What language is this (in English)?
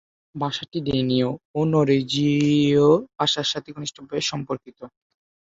Bangla